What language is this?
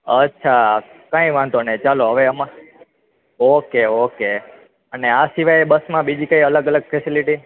Gujarati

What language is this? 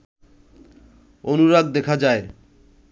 Bangla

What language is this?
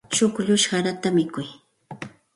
Santa Ana de Tusi Pasco Quechua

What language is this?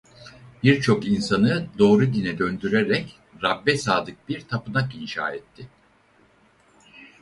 Turkish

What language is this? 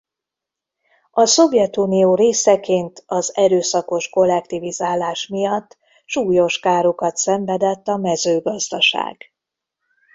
Hungarian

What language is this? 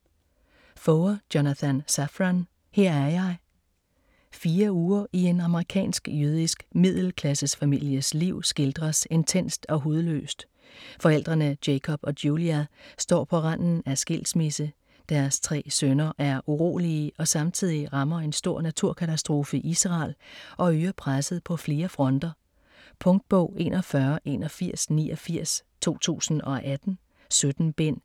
Danish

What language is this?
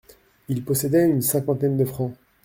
French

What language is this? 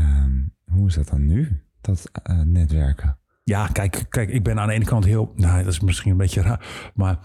Dutch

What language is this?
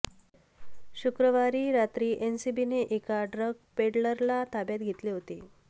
Marathi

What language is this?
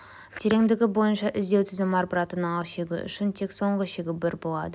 Kazakh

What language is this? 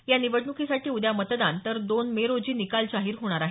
Marathi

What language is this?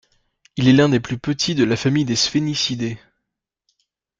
French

